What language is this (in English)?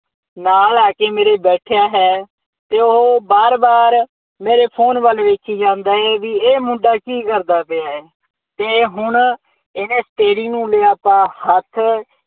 Punjabi